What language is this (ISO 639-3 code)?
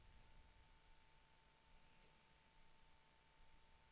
swe